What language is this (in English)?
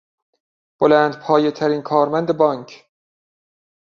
Persian